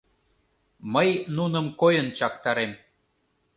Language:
Mari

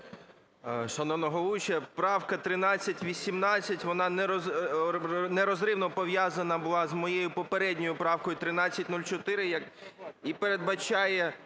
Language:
Ukrainian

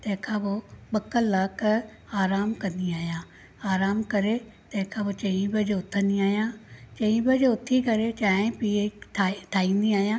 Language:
Sindhi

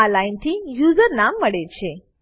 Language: Gujarati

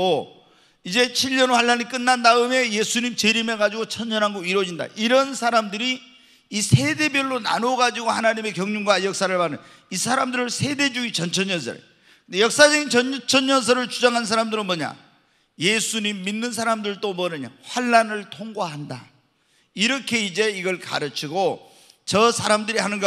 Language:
Korean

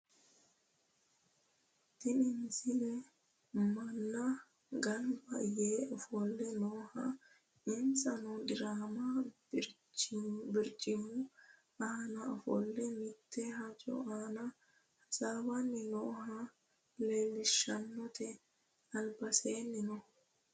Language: Sidamo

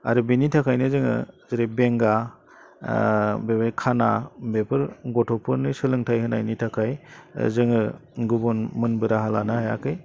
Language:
Bodo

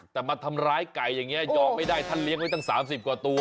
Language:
Thai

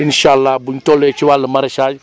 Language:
Wolof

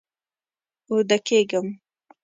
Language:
Pashto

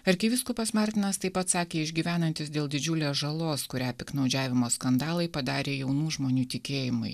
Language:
Lithuanian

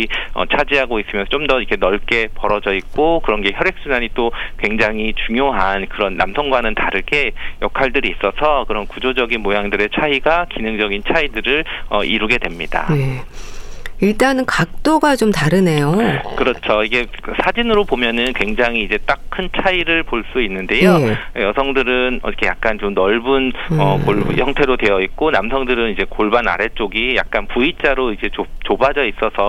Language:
Korean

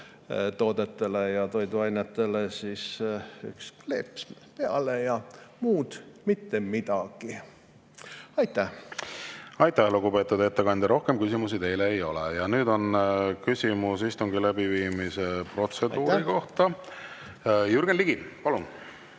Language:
Estonian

